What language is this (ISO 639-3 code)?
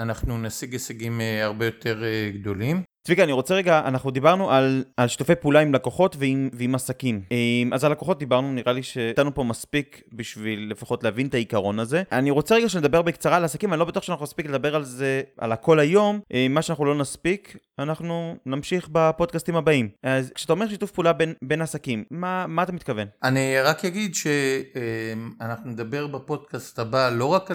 heb